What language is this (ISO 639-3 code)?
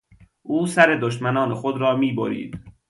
fas